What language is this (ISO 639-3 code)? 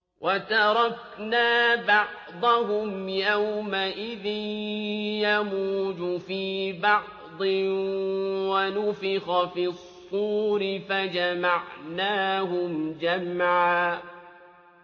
ara